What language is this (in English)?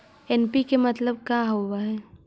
Magahi